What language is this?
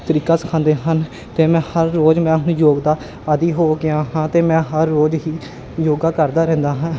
Punjabi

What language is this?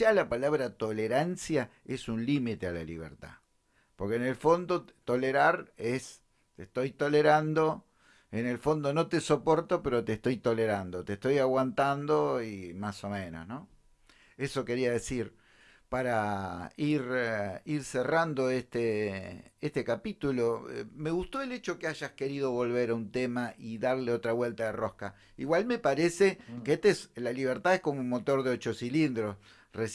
Spanish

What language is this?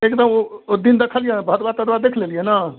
Maithili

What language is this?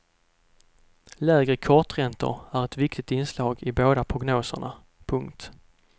Swedish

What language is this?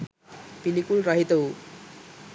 Sinhala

